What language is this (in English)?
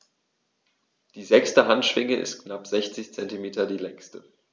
German